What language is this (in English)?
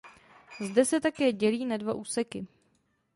Czech